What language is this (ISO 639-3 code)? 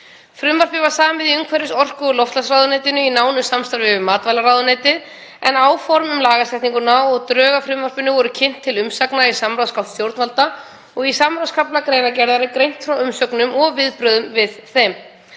isl